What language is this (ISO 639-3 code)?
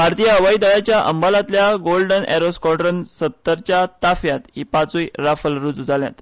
kok